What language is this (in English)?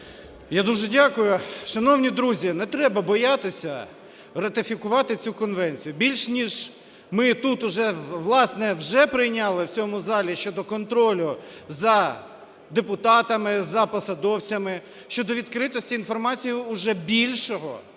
Ukrainian